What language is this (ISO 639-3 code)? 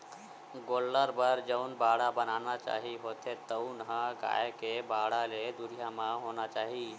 hne